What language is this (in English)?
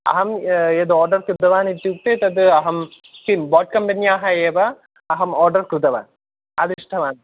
Sanskrit